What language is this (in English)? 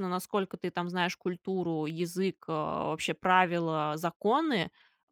Russian